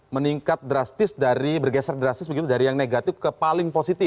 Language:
Indonesian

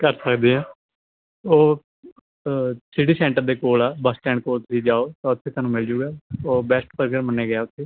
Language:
Punjabi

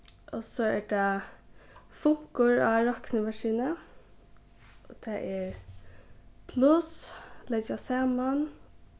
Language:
Faroese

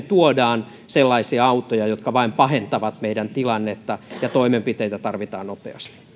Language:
Finnish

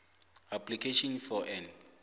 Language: South Ndebele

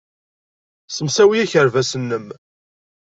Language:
Kabyle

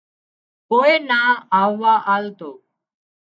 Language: Wadiyara Koli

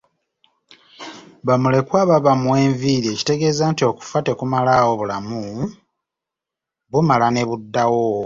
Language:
Ganda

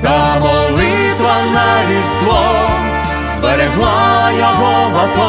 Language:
Ukrainian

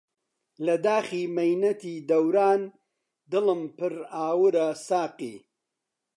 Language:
Central Kurdish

